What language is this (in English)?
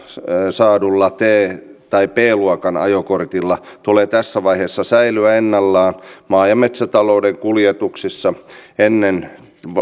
Finnish